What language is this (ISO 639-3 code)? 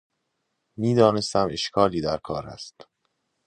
fas